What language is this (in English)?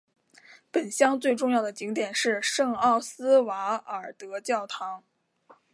Chinese